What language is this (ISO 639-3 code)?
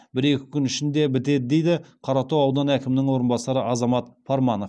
kaz